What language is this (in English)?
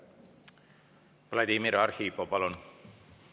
Estonian